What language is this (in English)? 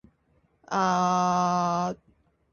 Japanese